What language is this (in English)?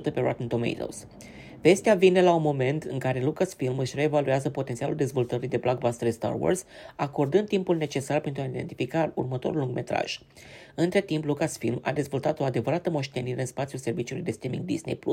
Romanian